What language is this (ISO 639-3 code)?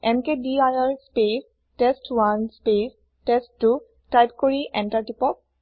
asm